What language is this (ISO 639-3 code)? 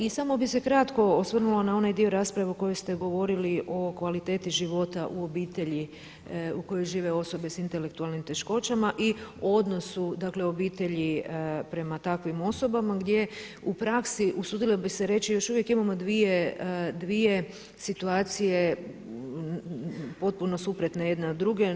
hrv